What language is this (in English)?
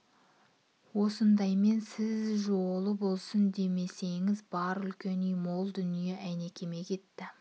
Kazakh